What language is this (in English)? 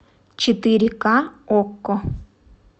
Russian